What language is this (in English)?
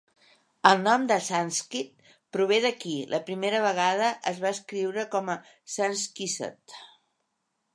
Catalan